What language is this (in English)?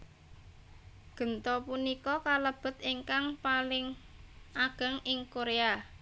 Javanese